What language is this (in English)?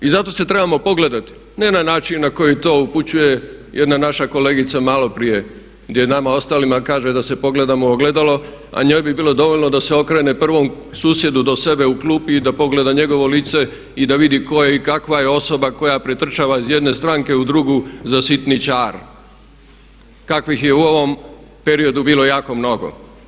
Croatian